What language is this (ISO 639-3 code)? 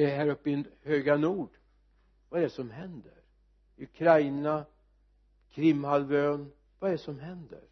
swe